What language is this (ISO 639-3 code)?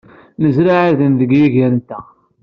kab